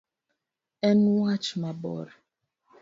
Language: Luo (Kenya and Tanzania)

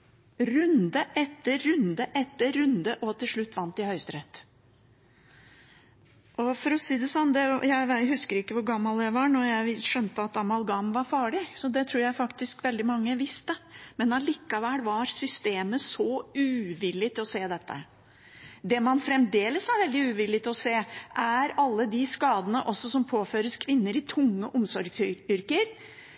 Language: Norwegian Bokmål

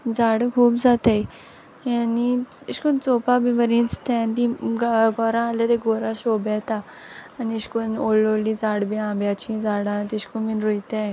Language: Konkani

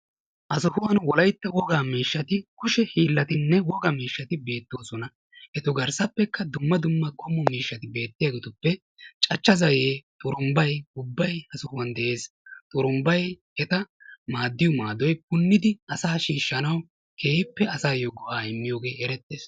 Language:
Wolaytta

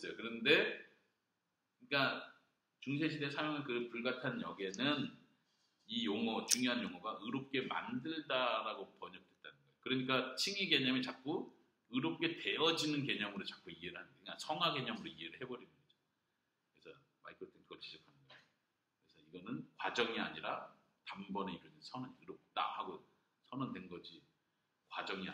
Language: Korean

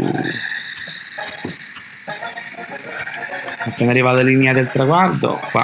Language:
Italian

